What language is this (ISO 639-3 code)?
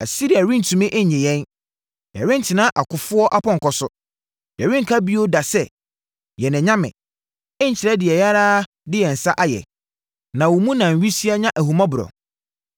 aka